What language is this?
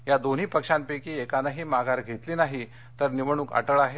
Marathi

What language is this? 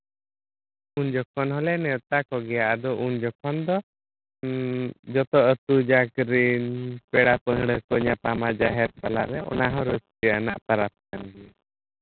Santali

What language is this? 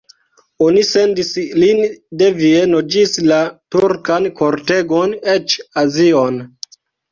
Esperanto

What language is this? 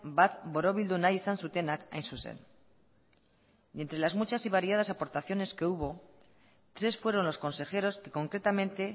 Spanish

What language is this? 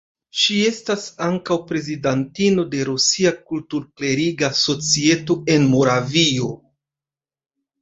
Esperanto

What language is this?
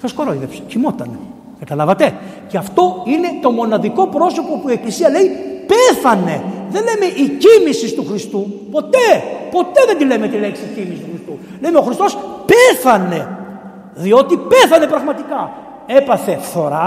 Greek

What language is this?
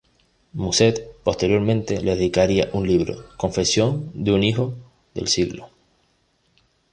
Spanish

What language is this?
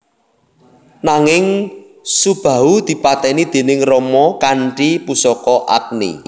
Javanese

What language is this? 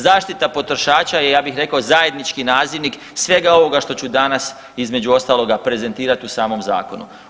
Croatian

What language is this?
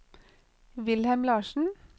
Norwegian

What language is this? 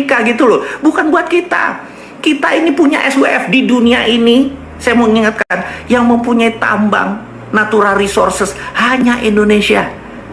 Indonesian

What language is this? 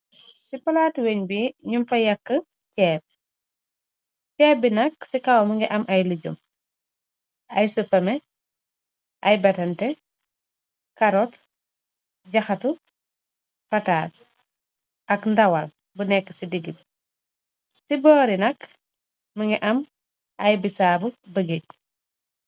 Wolof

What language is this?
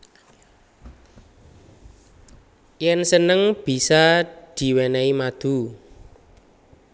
Javanese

